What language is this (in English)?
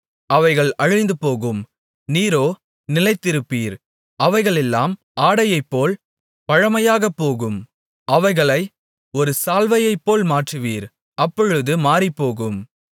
Tamil